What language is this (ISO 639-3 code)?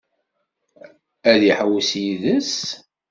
kab